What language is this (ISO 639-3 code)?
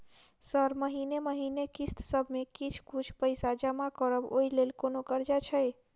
mai